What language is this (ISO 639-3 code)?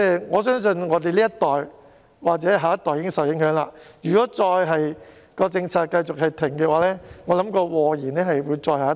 yue